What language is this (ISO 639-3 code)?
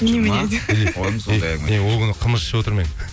kaz